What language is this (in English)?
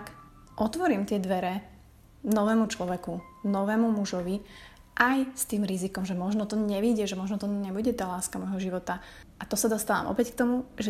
Slovak